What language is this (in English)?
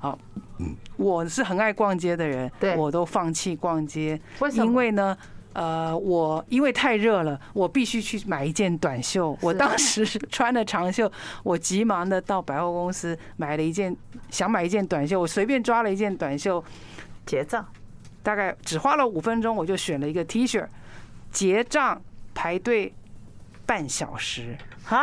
Chinese